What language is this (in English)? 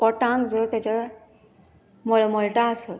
Konkani